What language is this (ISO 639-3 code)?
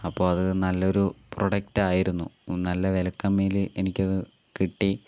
mal